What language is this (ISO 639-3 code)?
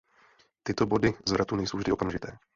ces